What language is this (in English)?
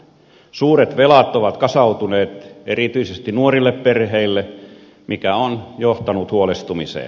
Finnish